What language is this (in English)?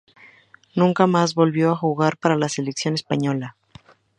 Spanish